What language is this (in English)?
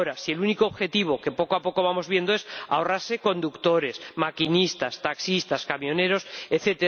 Spanish